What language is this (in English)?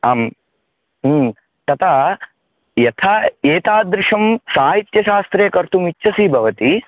Sanskrit